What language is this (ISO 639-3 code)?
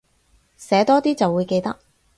yue